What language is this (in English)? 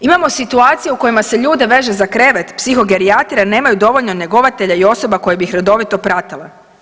Croatian